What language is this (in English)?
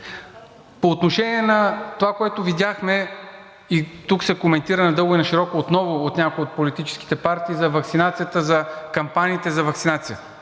Bulgarian